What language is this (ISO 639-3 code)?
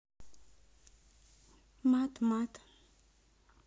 rus